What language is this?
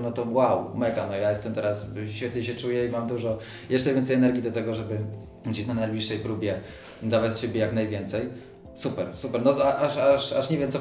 Polish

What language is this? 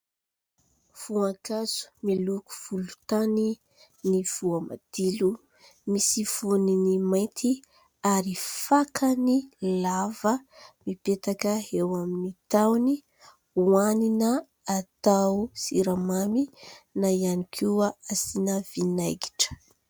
Malagasy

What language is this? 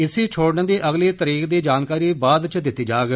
Dogri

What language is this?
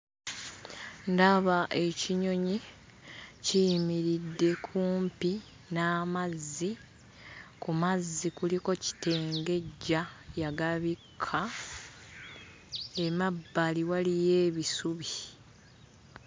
Ganda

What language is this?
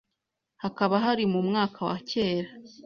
Kinyarwanda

